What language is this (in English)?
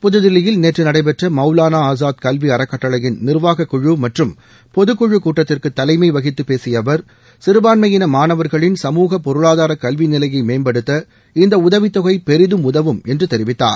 Tamil